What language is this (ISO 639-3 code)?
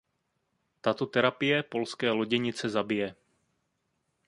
ces